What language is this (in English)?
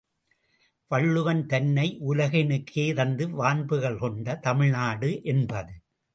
Tamil